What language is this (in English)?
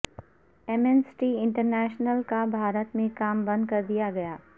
Urdu